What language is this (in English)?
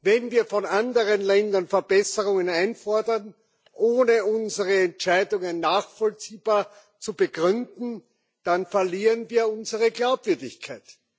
German